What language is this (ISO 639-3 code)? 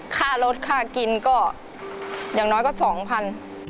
tha